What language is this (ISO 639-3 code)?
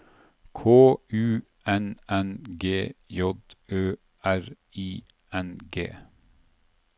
nor